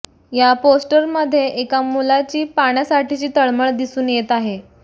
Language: Marathi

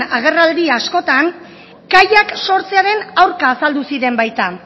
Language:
Basque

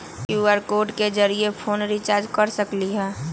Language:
Magahi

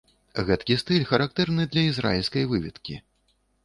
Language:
Belarusian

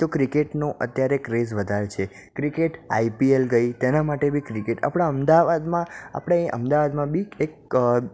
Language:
Gujarati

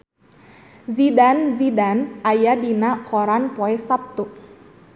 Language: Sundanese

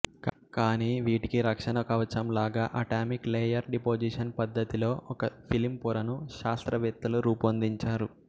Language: Telugu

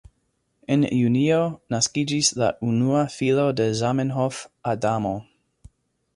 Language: Esperanto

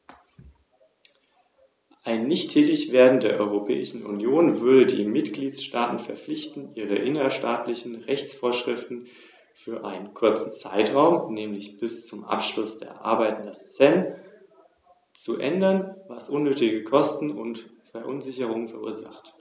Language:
German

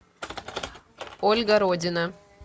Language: Russian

